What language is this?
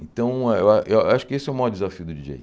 Portuguese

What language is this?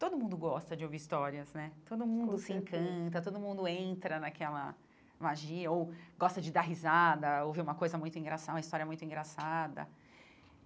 Portuguese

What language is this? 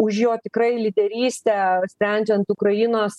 Lithuanian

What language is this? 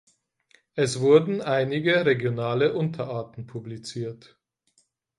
German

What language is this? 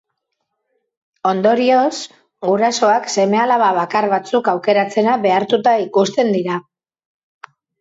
Basque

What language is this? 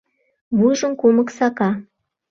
Mari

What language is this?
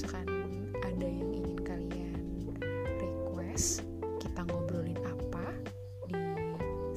Indonesian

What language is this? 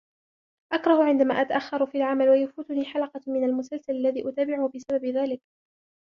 Arabic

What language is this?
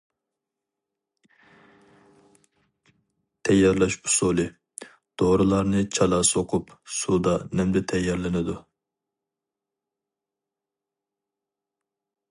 Uyghur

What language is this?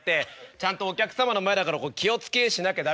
Japanese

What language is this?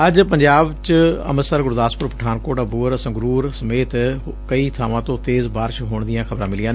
Punjabi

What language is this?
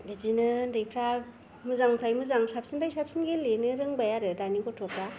Bodo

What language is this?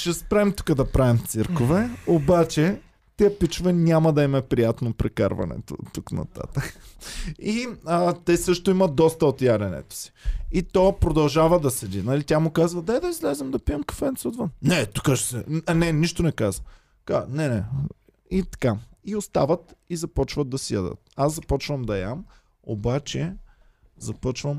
Bulgarian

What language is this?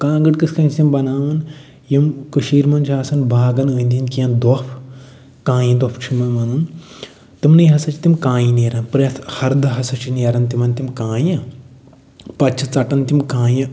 Kashmiri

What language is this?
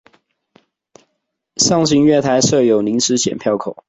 Chinese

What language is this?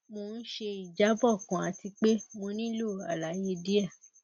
Yoruba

